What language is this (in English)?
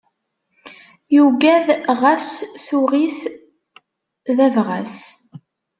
Kabyle